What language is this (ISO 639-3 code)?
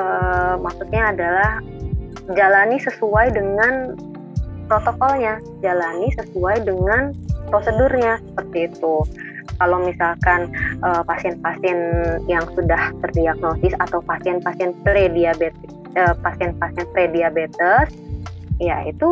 ind